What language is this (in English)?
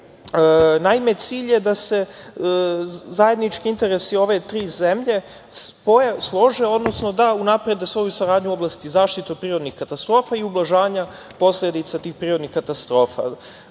Serbian